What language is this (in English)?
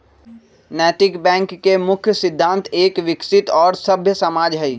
Magahi